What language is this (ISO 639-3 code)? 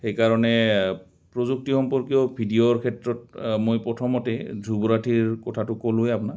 asm